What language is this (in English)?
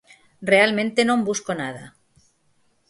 Galician